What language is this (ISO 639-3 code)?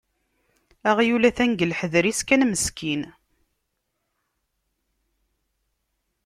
kab